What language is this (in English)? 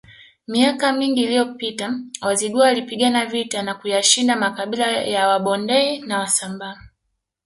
Swahili